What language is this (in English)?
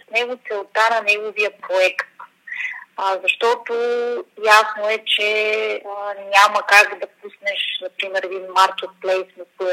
Bulgarian